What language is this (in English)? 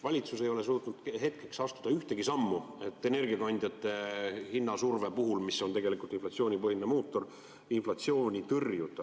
Estonian